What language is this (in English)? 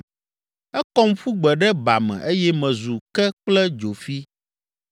Ewe